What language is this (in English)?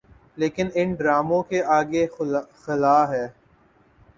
Urdu